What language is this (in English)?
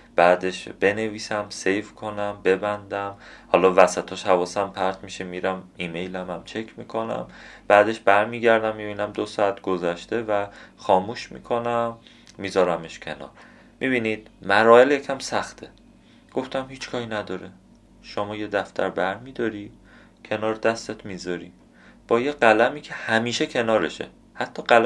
Persian